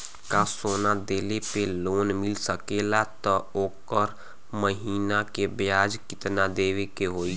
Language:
Bhojpuri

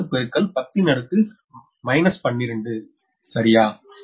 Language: Tamil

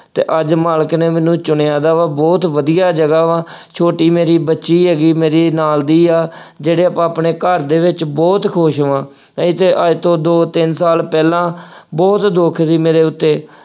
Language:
Punjabi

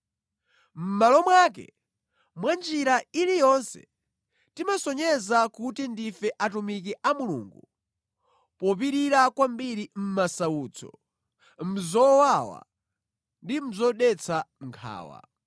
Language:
Nyanja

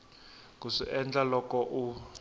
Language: Tsonga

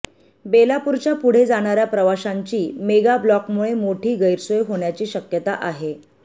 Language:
Marathi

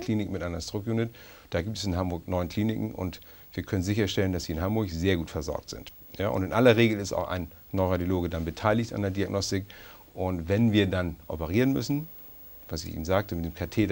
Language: German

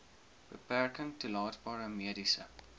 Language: Afrikaans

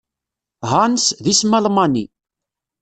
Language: Kabyle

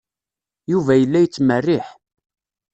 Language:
Kabyle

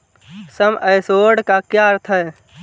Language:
Hindi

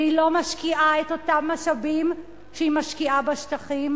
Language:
Hebrew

